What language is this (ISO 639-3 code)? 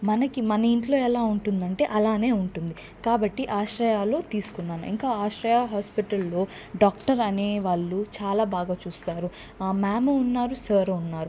tel